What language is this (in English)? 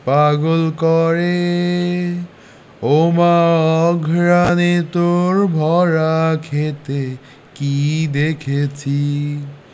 Bangla